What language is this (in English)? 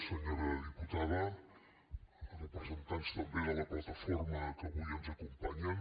Catalan